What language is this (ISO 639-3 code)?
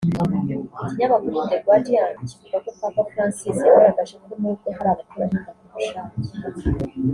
kin